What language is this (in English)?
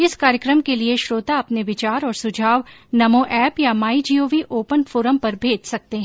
Hindi